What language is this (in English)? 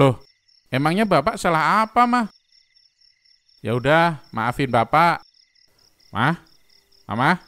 Indonesian